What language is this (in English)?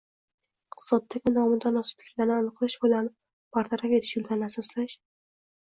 Uzbek